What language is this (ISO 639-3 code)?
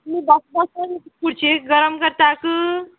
kok